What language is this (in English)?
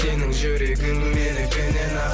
Kazakh